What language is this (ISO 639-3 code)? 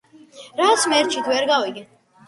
kat